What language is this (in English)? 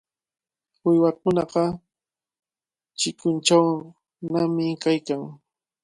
Cajatambo North Lima Quechua